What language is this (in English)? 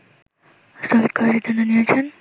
Bangla